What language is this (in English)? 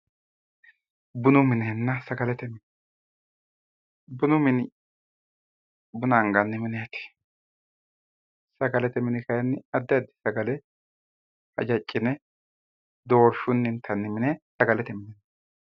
Sidamo